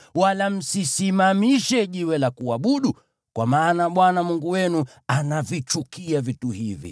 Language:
Swahili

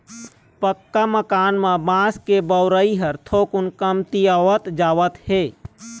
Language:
Chhattisgarhi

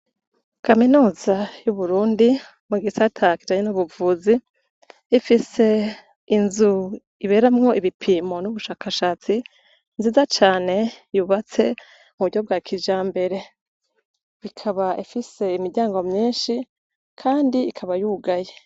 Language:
Rundi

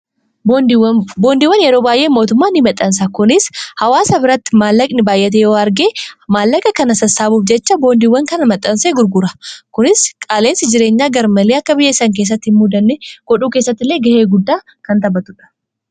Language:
Oromo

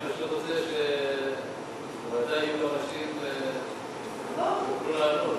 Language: Hebrew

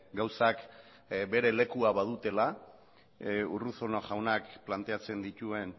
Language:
Basque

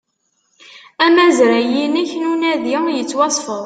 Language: Kabyle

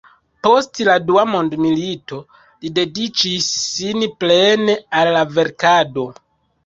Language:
Esperanto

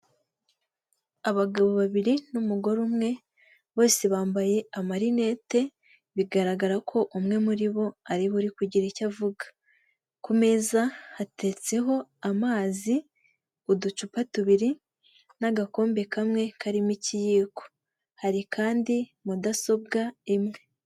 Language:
Kinyarwanda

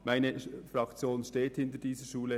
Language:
Swiss German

